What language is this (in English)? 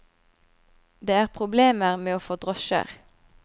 Norwegian